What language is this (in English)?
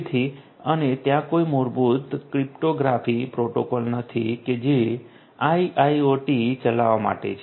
Gujarati